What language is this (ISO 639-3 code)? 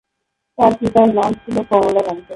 ben